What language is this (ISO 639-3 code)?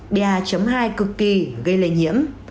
vie